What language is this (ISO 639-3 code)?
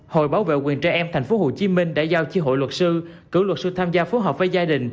vie